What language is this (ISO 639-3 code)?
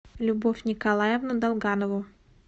rus